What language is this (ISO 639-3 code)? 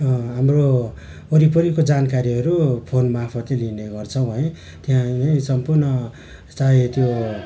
nep